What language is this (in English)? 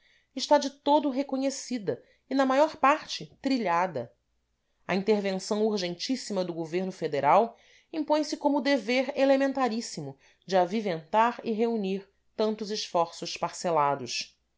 Portuguese